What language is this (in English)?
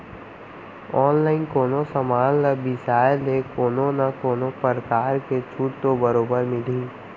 Chhattisgarhi